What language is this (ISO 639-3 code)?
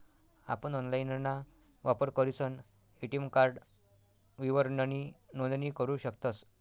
mar